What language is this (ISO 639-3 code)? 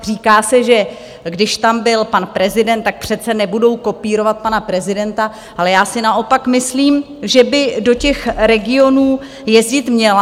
ces